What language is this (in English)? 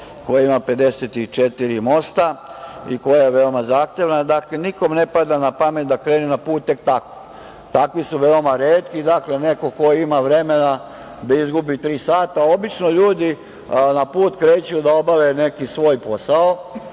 Serbian